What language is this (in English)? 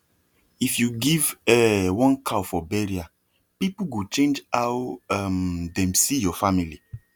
Nigerian Pidgin